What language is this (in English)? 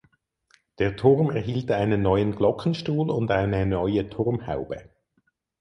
German